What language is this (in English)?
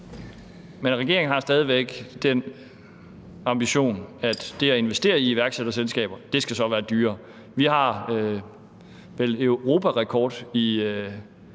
Danish